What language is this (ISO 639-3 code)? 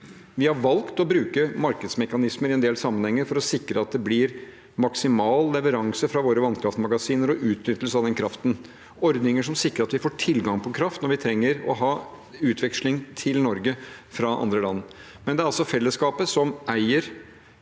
nor